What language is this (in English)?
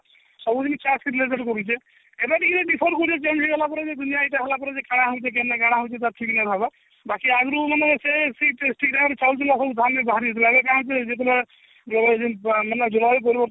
Odia